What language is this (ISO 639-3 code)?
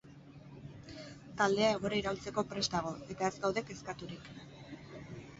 eus